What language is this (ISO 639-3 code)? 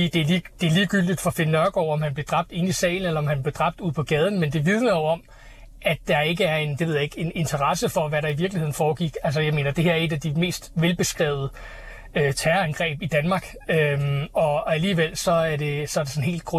dan